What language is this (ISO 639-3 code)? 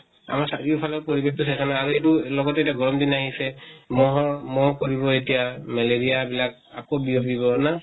asm